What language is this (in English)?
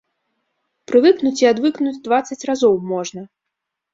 Belarusian